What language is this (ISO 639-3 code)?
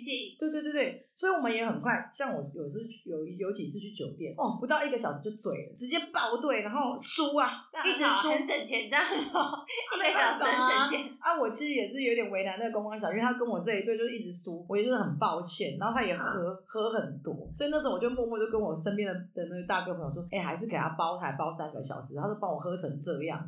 zho